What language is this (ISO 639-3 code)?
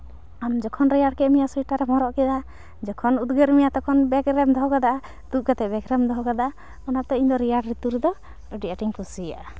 sat